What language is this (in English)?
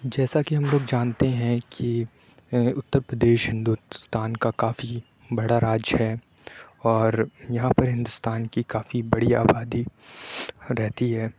Urdu